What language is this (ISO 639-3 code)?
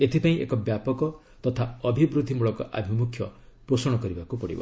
ori